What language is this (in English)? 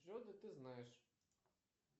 Russian